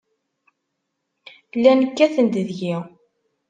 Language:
Kabyle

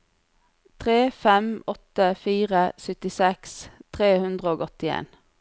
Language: Norwegian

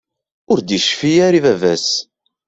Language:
Kabyle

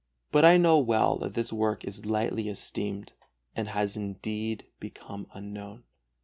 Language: English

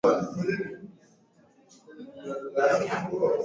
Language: Swahili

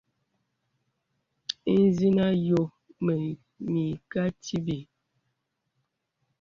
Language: Bebele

